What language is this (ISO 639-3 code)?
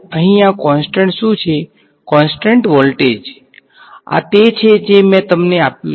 guj